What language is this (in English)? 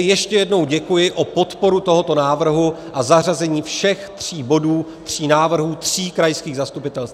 Czech